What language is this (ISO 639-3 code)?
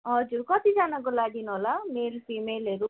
nep